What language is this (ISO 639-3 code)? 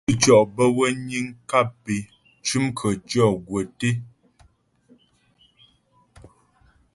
bbj